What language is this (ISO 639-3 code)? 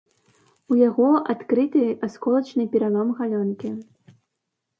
bel